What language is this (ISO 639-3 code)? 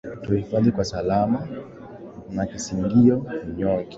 swa